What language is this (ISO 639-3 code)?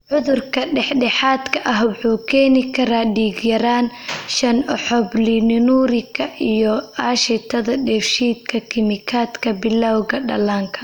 som